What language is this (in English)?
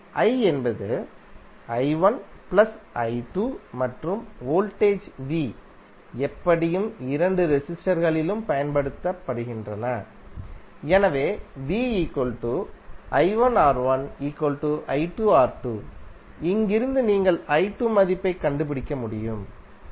Tamil